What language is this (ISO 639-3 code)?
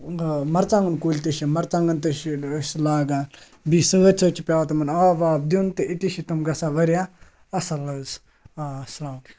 kas